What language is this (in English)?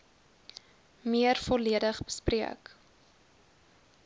Afrikaans